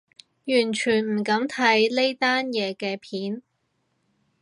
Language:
Cantonese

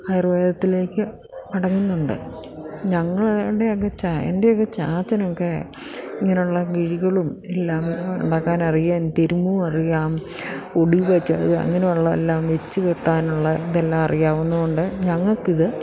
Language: Malayalam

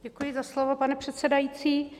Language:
Czech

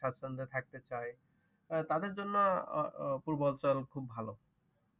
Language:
Bangla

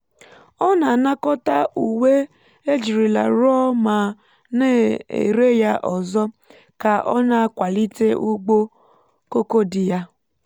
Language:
Igbo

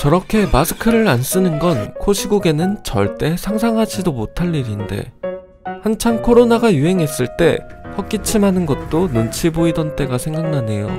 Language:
Korean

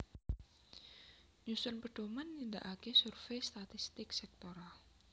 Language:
Javanese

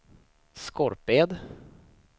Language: Swedish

